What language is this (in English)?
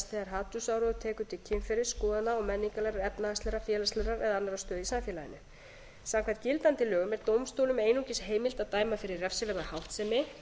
Icelandic